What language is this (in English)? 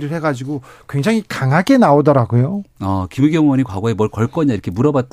Korean